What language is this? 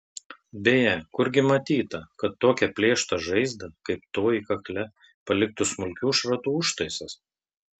Lithuanian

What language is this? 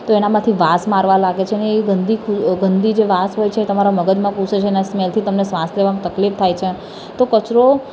Gujarati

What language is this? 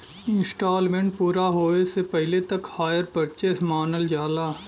Bhojpuri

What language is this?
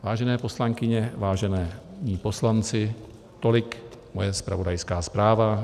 Czech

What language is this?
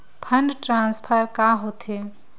Chhattisgarhi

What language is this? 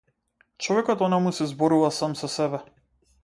Macedonian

